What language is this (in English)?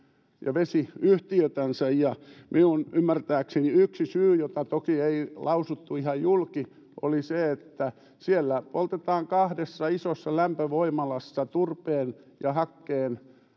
Finnish